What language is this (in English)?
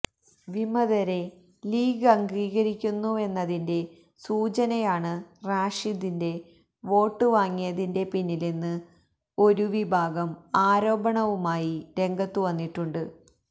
Malayalam